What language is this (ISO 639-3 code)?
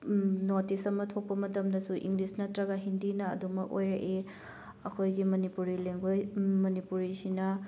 mni